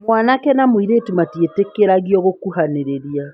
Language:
Kikuyu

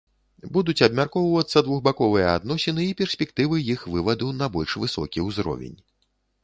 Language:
Belarusian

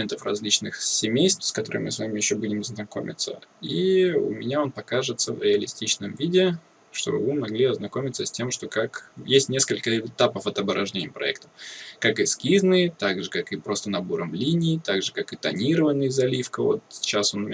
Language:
Russian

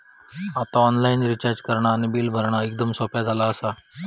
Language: Marathi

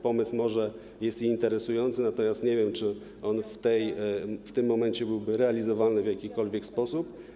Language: Polish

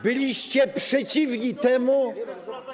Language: Polish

